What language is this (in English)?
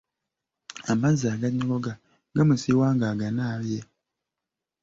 Ganda